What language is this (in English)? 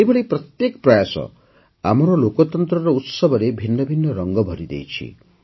Odia